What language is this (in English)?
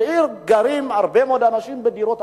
Hebrew